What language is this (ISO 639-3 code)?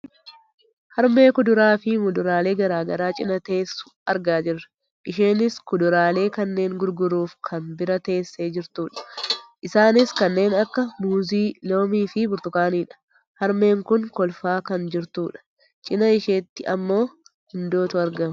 orm